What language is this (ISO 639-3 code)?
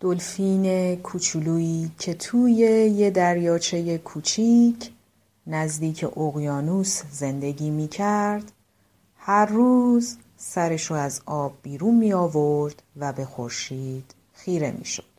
fas